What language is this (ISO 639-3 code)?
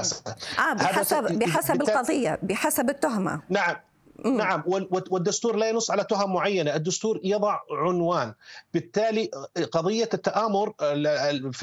ara